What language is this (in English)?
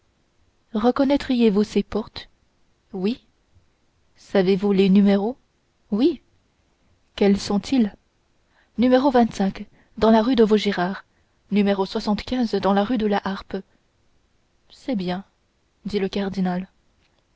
French